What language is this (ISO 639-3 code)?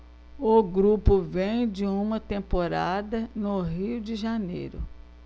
por